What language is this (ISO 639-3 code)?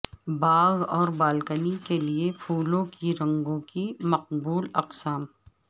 urd